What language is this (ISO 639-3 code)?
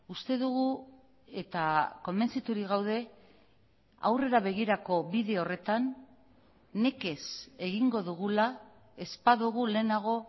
eus